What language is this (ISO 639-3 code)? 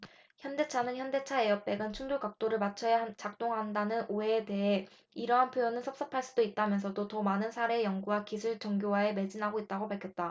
kor